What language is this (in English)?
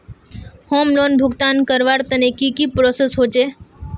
Magahi